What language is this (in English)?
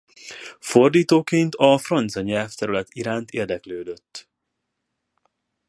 Hungarian